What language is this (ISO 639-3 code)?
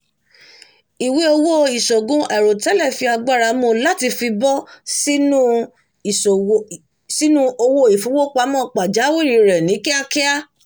yor